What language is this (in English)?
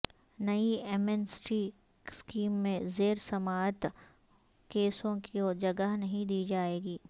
Urdu